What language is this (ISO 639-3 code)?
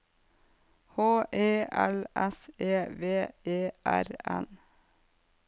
nor